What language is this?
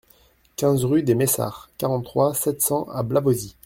French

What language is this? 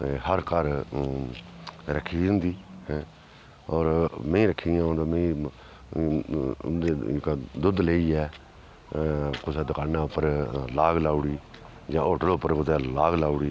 Dogri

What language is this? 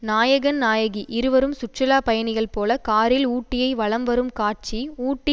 Tamil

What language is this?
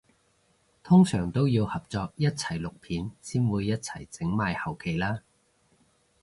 Cantonese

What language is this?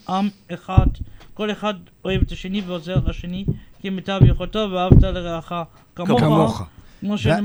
Hebrew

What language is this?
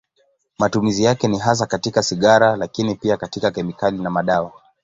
Swahili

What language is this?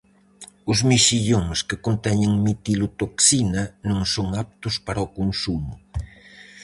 Galician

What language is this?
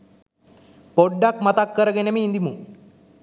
Sinhala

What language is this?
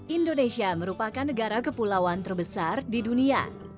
Indonesian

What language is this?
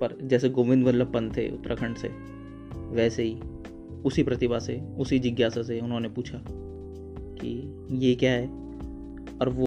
Hindi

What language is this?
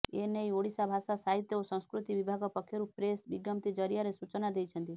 Odia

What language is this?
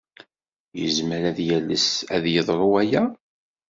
Kabyle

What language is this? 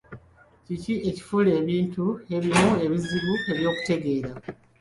Ganda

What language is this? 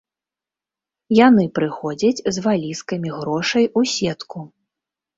Belarusian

